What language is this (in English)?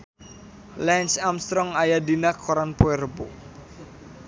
Sundanese